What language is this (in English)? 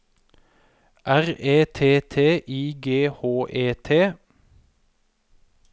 Norwegian